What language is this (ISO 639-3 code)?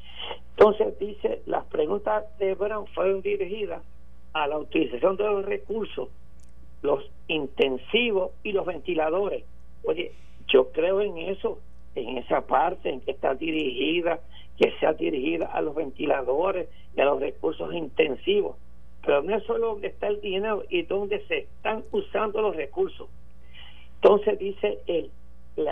spa